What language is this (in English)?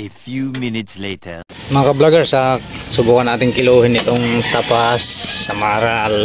Filipino